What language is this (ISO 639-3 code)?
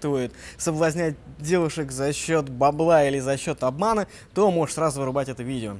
rus